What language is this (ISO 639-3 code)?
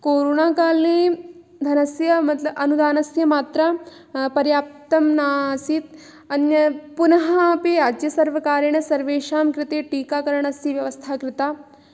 san